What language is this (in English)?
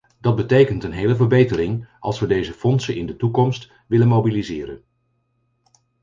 Dutch